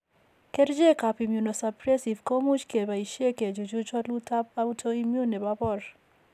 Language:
Kalenjin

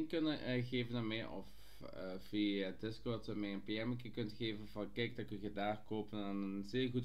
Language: Dutch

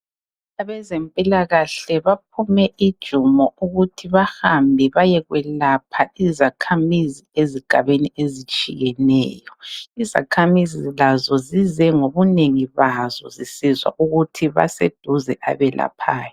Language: North Ndebele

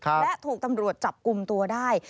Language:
Thai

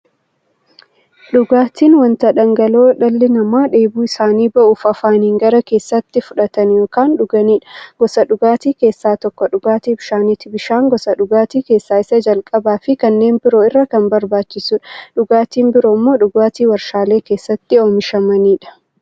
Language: Oromo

